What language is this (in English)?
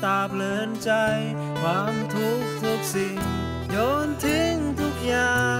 Thai